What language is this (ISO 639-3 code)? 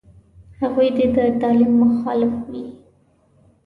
pus